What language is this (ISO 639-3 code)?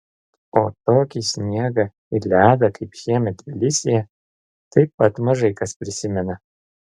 lit